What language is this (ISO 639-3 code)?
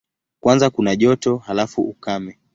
swa